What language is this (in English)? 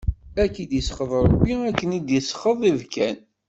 Kabyle